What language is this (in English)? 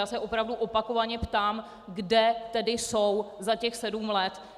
Czech